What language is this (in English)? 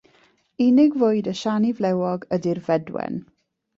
Welsh